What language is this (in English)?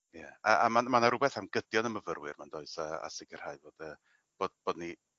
Welsh